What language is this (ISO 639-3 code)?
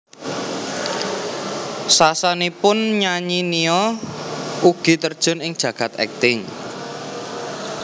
jav